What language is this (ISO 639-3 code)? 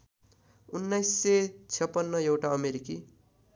nep